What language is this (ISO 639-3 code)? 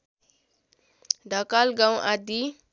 nep